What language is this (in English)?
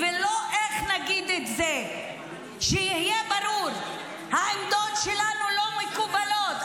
Hebrew